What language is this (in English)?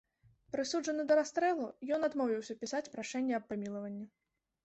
Belarusian